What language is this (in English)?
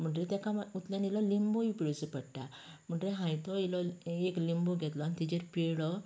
Konkani